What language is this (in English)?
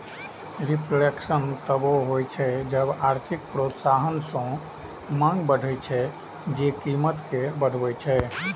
Maithili